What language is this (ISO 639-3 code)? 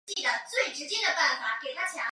zho